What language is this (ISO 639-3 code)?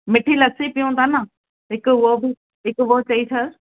snd